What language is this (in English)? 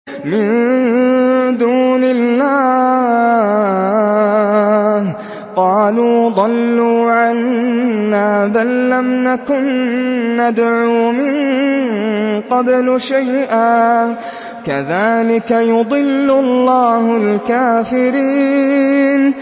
Arabic